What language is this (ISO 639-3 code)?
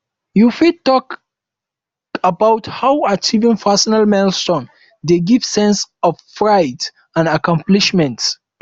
pcm